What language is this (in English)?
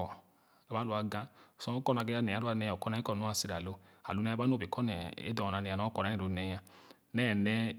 Khana